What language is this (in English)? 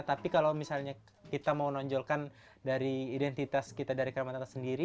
Indonesian